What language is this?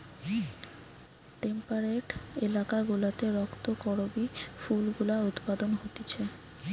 Bangla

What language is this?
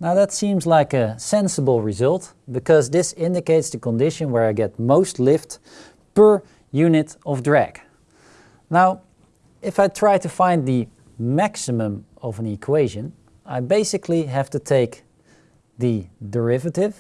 English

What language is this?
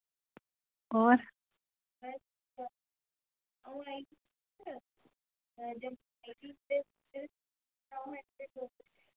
Dogri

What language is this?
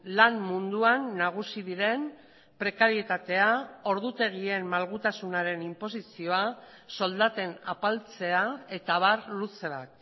Basque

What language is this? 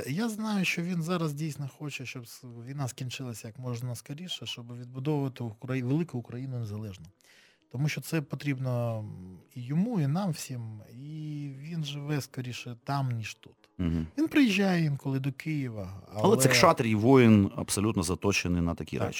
Ukrainian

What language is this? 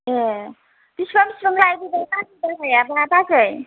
Bodo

